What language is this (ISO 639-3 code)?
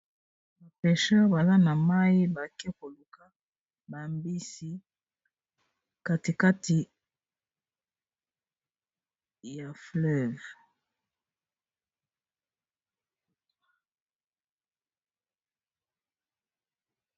lin